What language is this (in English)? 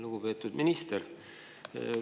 Estonian